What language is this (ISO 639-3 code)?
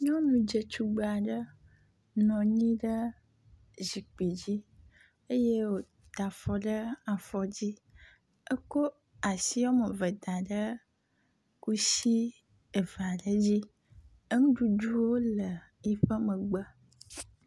ewe